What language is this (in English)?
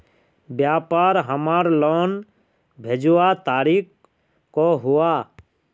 Magahi